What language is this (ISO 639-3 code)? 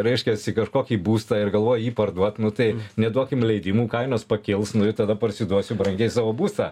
lit